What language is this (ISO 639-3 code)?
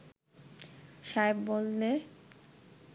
ben